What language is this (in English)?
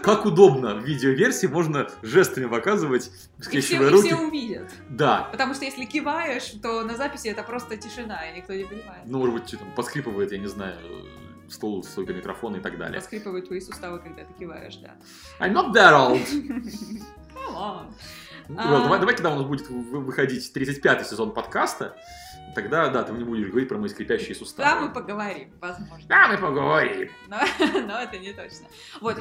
Russian